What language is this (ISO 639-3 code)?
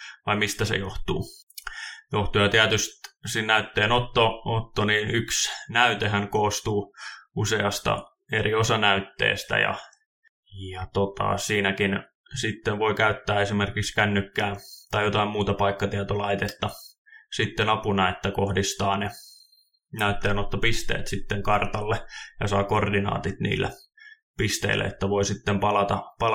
fin